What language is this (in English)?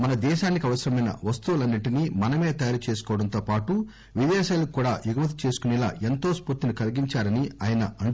Telugu